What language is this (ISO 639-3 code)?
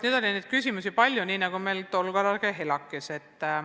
est